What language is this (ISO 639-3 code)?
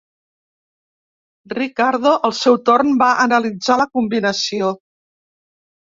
cat